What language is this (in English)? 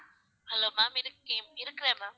Tamil